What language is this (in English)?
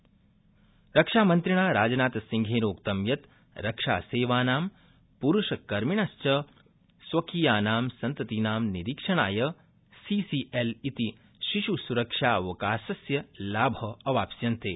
Sanskrit